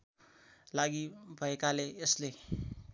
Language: Nepali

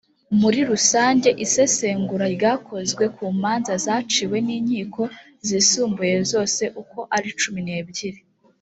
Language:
Kinyarwanda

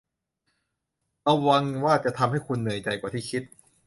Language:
Thai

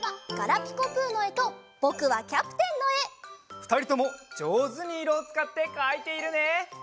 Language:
Japanese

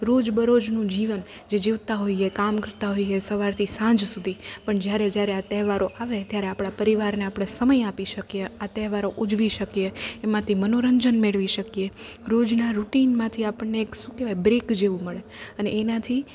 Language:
Gujarati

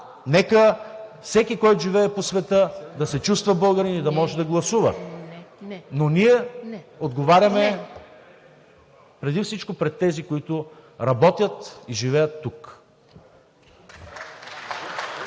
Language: Bulgarian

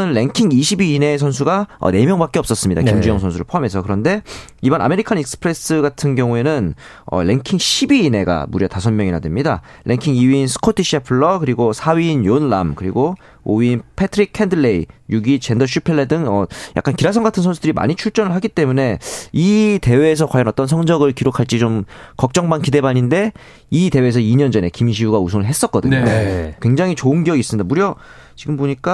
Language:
Korean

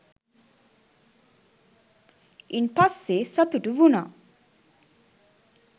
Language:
Sinhala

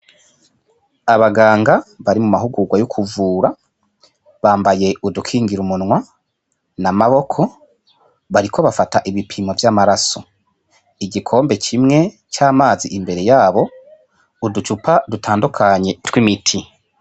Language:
Rundi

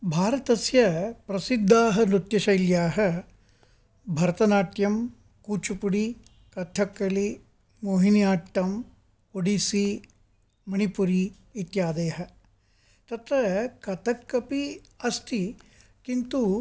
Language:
Sanskrit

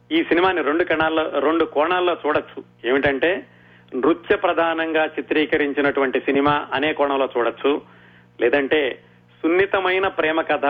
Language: Telugu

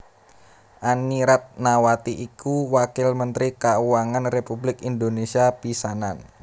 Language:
Javanese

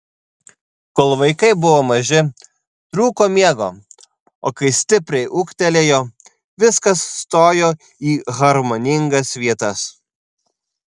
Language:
Lithuanian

